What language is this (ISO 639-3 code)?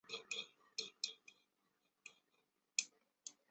zho